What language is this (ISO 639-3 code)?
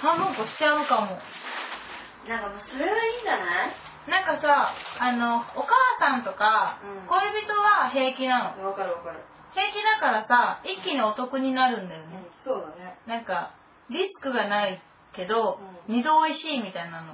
jpn